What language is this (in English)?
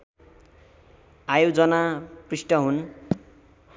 Nepali